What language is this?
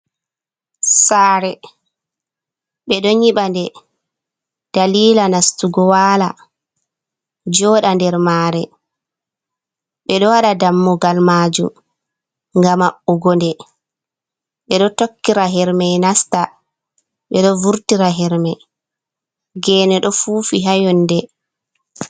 Fula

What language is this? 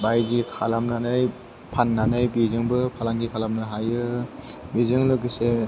Bodo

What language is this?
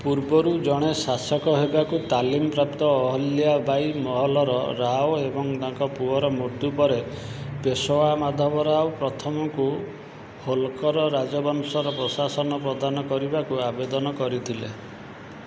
Odia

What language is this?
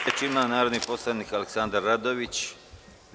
Serbian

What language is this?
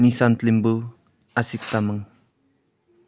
Nepali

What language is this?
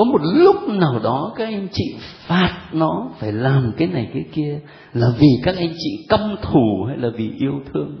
Vietnamese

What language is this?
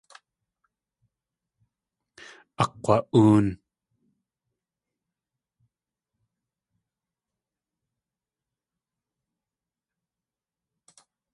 Tlingit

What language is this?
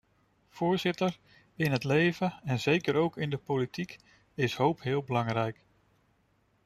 Dutch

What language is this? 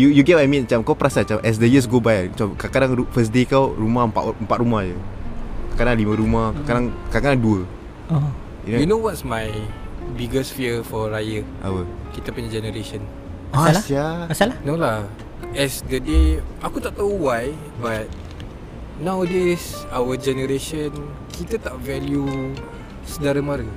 Malay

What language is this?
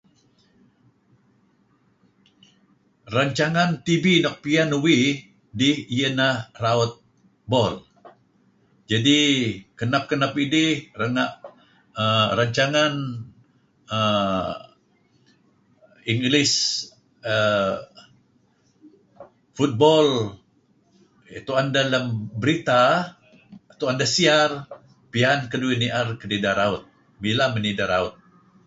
Kelabit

